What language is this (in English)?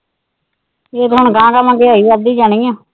Punjabi